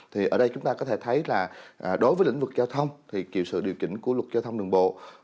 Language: Vietnamese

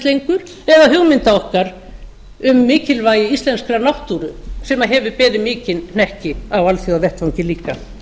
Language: Icelandic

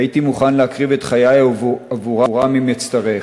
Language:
Hebrew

